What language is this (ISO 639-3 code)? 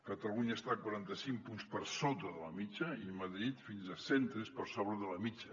cat